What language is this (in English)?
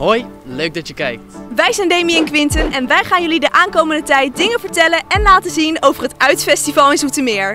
Dutch